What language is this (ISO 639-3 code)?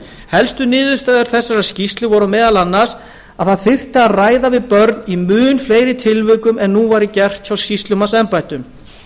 isl